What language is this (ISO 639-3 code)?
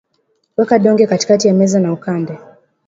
swa